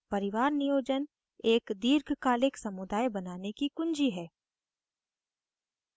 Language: Hindi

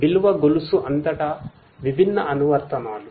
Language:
Telugu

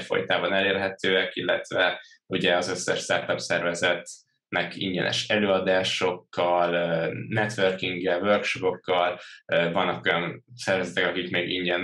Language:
Hungarian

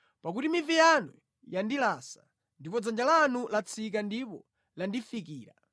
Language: Nyanja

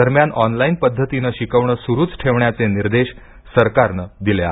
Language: Marathi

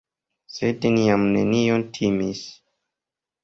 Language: Esperanto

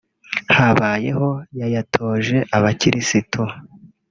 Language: Kinyarwanda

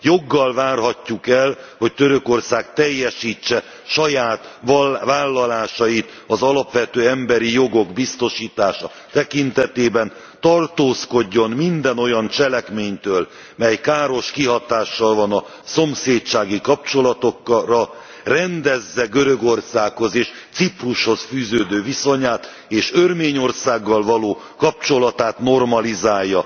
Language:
Hungarian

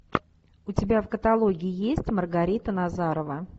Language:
Russian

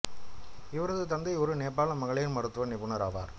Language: Tamil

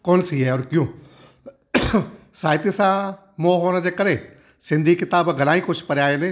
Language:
Sindhi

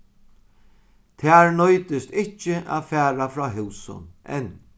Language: Faroese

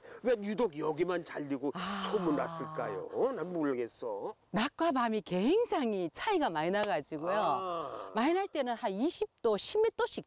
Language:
Korean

